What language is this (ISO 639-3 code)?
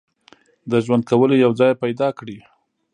pus